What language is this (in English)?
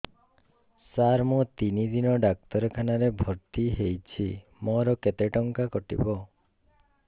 Odia